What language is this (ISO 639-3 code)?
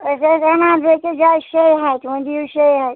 kas